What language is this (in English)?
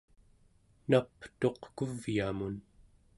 Central Yupik